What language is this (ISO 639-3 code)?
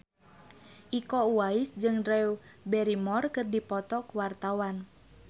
sun